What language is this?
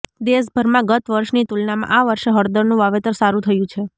Gujarati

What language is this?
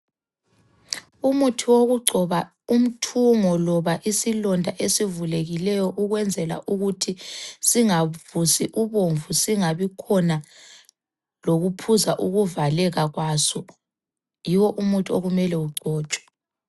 North Ndebele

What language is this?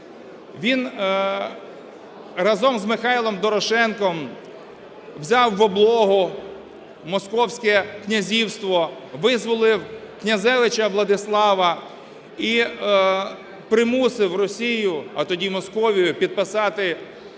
Ukrainian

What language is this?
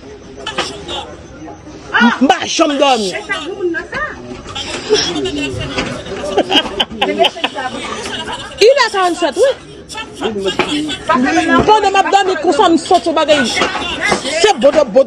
French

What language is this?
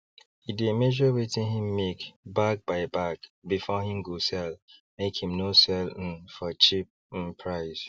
Nigerian Pidgin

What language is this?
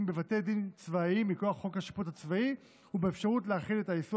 Hebrew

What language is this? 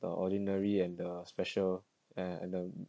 English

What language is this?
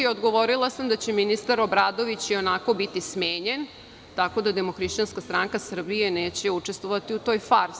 Serbian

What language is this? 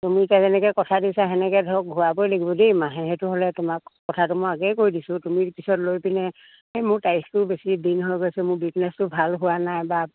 Assamese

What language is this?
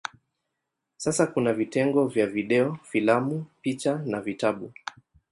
Swahili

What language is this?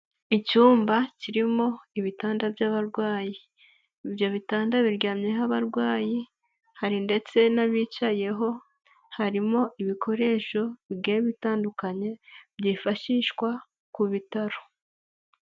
Kinyarwanda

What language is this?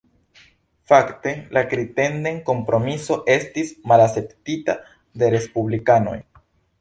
Esperanto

